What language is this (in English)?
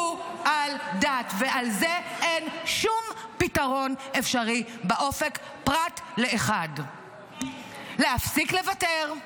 Hebrew